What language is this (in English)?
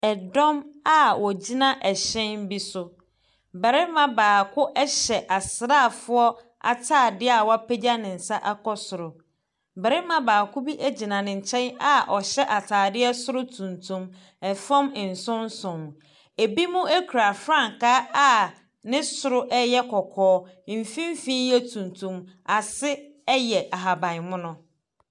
Akan